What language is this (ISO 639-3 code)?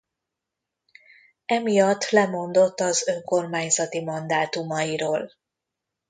hun